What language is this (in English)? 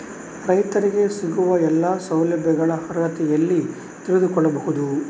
Kannada